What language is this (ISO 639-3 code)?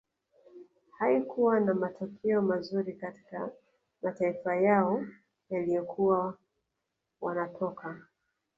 swa